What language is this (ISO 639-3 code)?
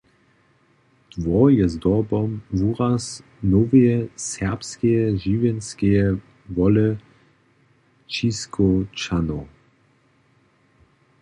hsb